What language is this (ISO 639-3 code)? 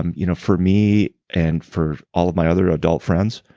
eng